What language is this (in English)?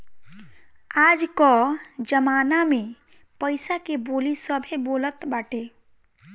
Bhojpuri